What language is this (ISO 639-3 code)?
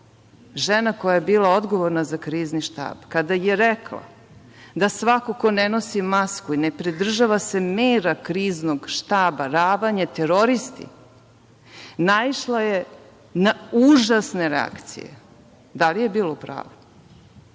srp